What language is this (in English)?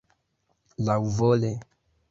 Esperanto